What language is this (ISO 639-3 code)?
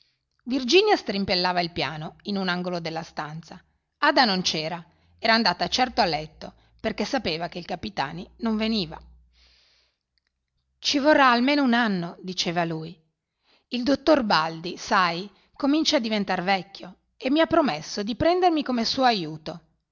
ita